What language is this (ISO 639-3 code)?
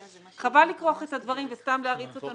heb